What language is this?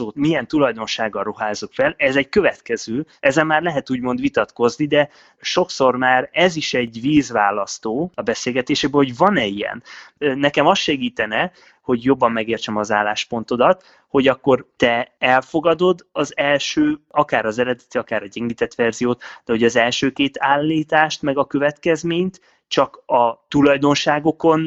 Hungarian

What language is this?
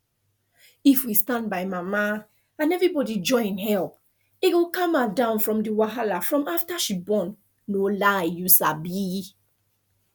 Nigerian Pidgin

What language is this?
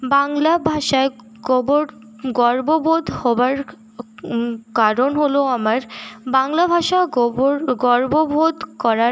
Bangla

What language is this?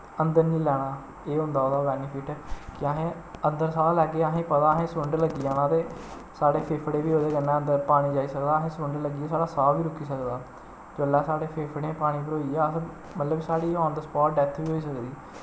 Dogri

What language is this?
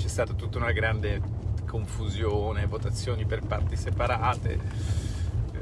Italian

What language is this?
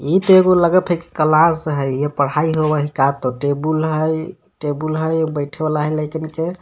Magahi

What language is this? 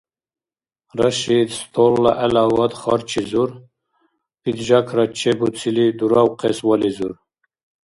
Dargwa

